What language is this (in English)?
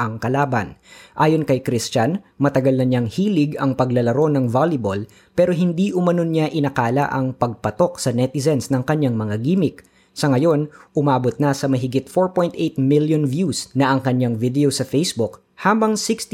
Filipino